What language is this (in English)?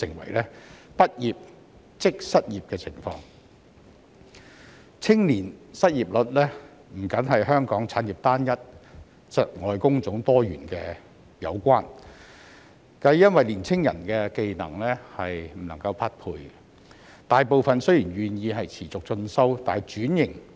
Cantonese